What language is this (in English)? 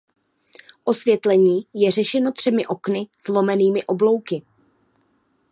Czech